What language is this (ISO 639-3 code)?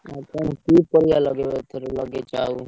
ori